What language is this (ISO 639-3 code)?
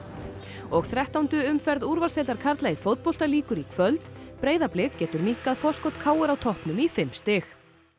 isl